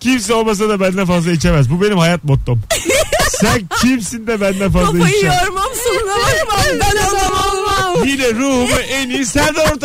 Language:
Turkish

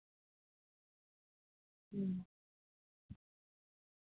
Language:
Santali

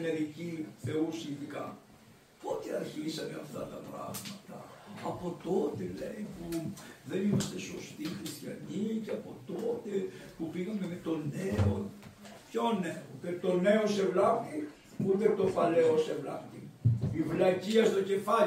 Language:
Greek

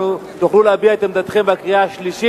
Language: Hebrew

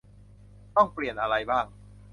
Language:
Thai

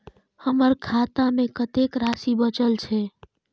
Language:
Maithili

